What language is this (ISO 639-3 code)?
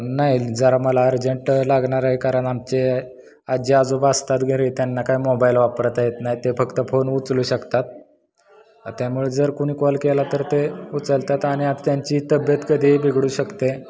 mar